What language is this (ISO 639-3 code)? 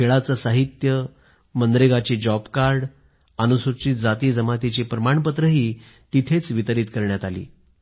mar